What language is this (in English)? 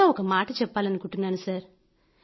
Telugu